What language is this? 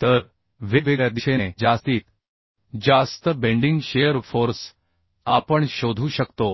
Marathi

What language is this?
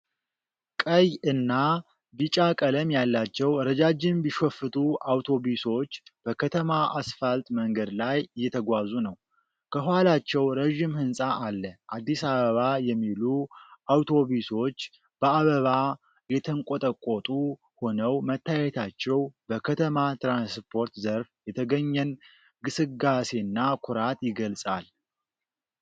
Amharic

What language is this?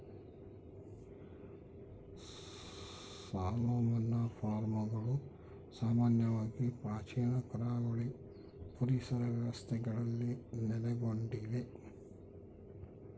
Kannada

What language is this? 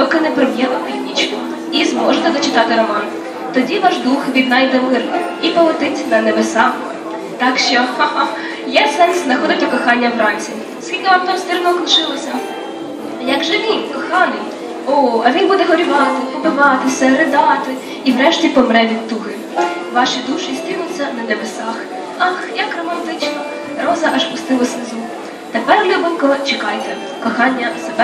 Ukrainian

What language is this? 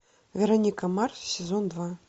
Russian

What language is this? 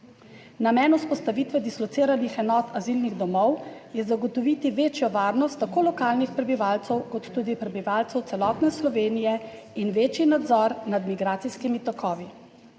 Slovenian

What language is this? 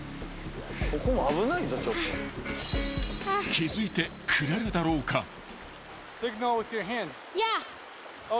Japanese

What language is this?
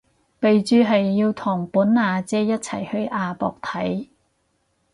Cantonese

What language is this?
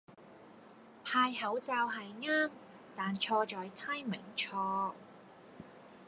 Cantonese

